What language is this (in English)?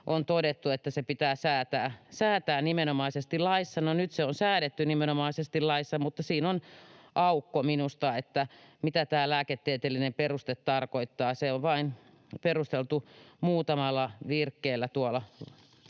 Finnish